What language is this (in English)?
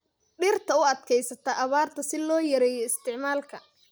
Somali